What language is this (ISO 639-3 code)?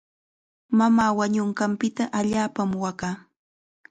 qxa